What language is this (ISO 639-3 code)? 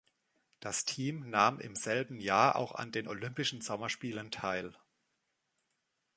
deu